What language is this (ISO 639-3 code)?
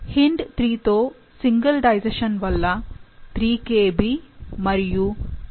tel